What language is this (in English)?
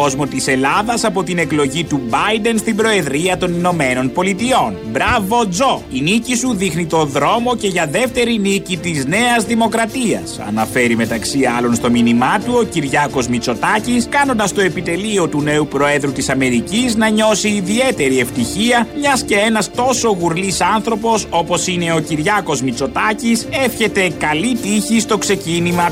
Greek